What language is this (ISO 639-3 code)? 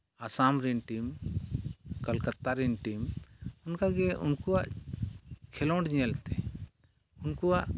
sat